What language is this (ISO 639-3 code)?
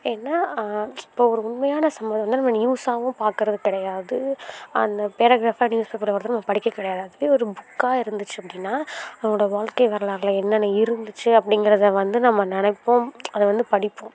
tam